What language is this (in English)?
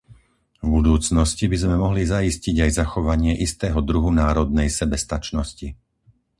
Slovak